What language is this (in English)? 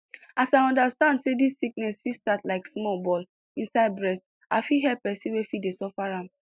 Nigerian Pidgin